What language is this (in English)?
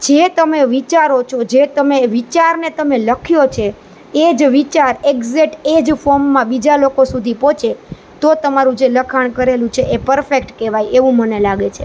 Gujarati